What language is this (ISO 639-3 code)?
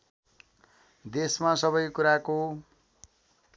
nep